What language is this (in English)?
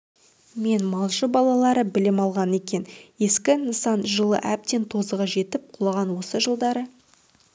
Kazakh